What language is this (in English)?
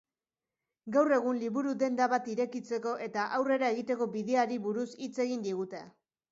Basque